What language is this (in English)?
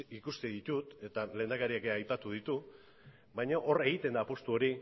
Basque